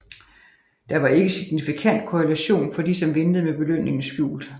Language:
Danish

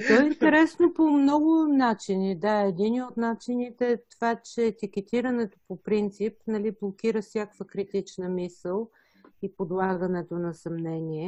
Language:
Bulgarian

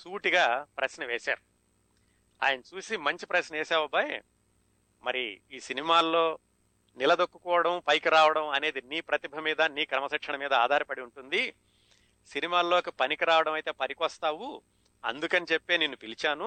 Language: Telugu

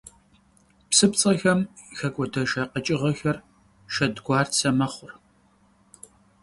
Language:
Kabardian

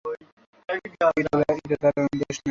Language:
Bangla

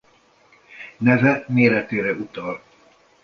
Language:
Hungarian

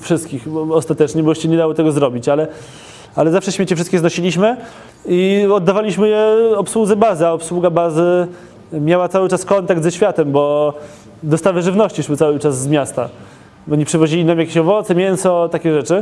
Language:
Polish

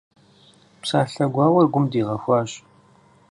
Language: Kabardian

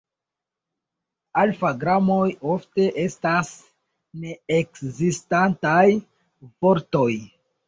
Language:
Esperanto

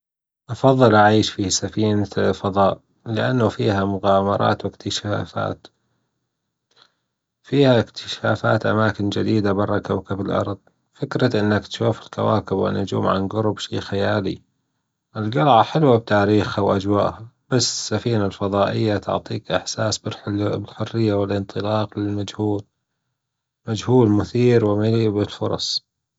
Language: Gulf Arabic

